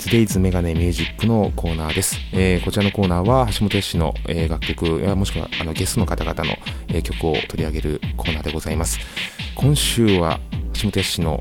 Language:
Japanese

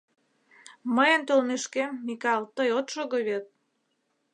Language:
Mari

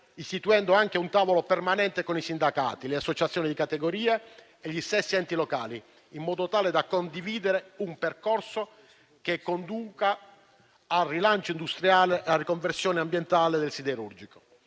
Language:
Italian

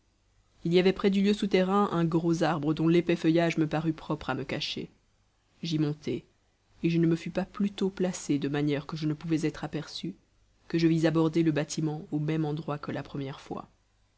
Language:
French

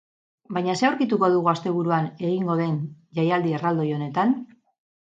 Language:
Basque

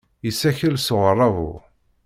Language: Kabyle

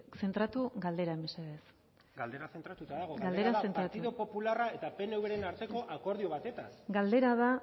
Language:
Basque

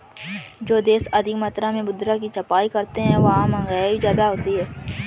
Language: Hindi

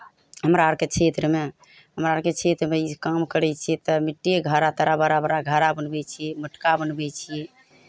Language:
Maithili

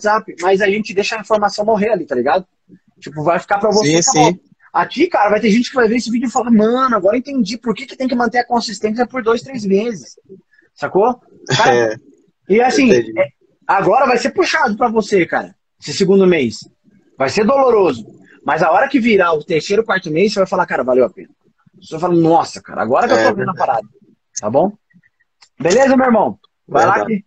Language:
Portuguese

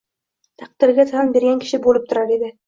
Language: Uzbek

